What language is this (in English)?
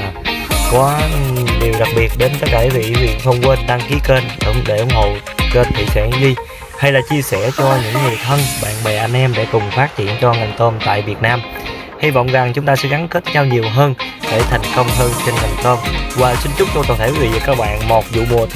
Vietnamese